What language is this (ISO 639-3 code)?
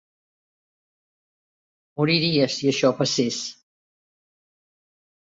cat